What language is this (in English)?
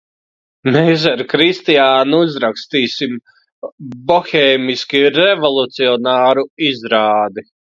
Latvian